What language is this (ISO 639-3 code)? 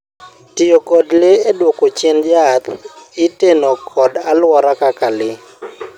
luo